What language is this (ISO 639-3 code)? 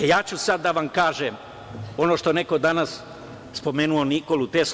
srp